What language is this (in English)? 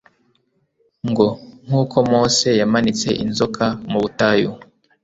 Kinyarwanda